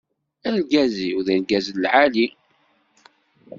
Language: Kabyle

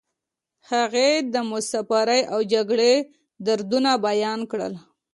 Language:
Pashto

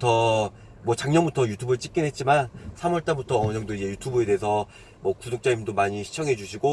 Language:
Korean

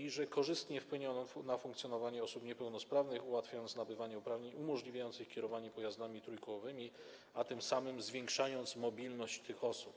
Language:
Polish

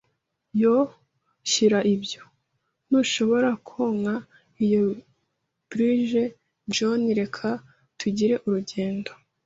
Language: Kinyarwanda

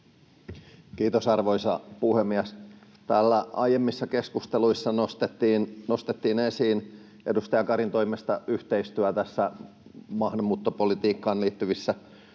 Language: Finnish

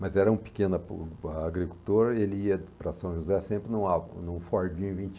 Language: Portuguese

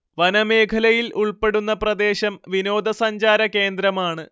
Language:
Malayalam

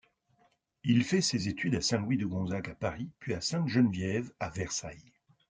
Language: French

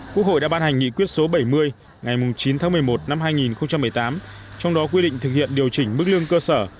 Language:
Vietnamese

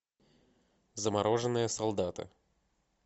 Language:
Russian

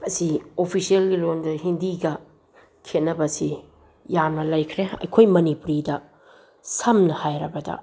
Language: Manipuri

